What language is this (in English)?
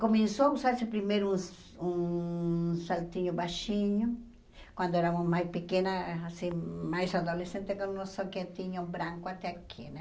Portuguese